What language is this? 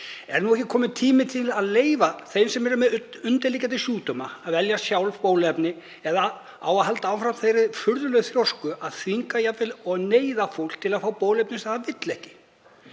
Icelandic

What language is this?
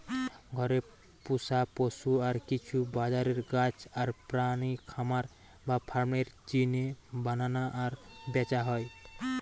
Bangla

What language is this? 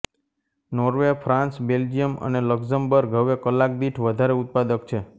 Gujarati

